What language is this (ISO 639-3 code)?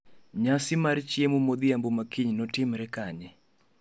luo